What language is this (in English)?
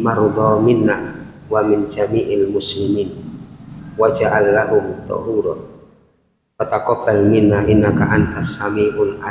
Indonesian